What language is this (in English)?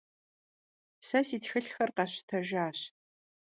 Kabardian